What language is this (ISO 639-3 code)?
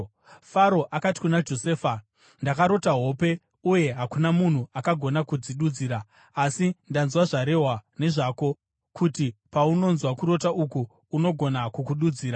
sna